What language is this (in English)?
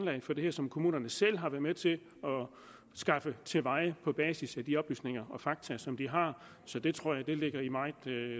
Danish